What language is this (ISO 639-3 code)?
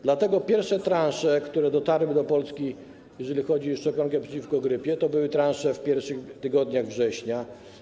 pol